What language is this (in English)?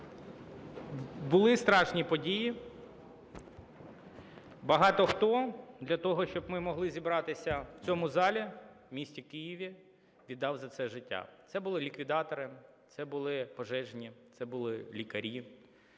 Ukrainian